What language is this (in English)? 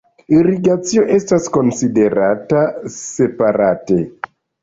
Esperanto